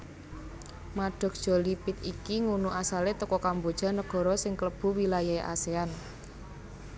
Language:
Javanese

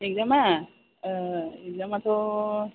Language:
Bodo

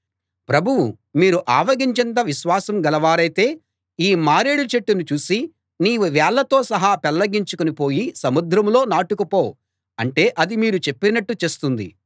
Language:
Telugu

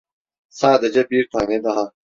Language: Turkish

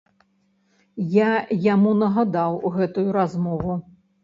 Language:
Belarusian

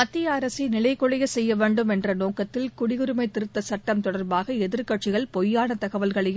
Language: Tamil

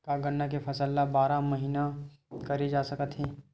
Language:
Chhattisgarhi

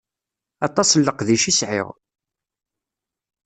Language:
Kabyle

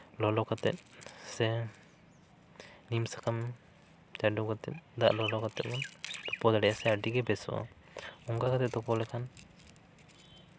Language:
Santali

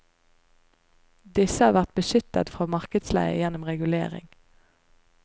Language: Norwegian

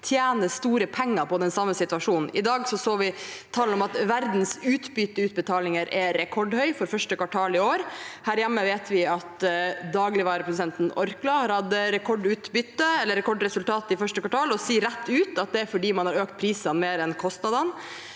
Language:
Norwegian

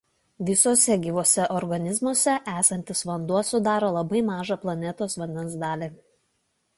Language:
Lithuanian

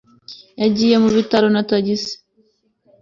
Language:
Kinyarwanda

